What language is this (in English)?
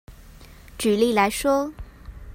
Chinese